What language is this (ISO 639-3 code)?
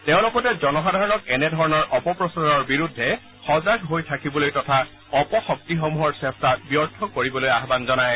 asm